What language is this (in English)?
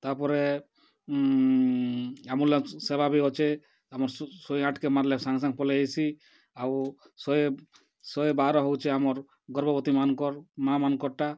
Odia